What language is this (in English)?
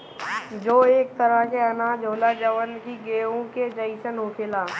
Bhojpuri